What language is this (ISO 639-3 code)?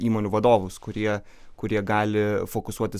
lit